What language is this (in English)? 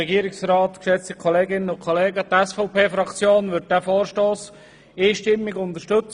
Swiss German